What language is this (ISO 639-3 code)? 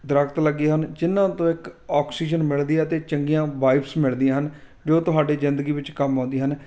pan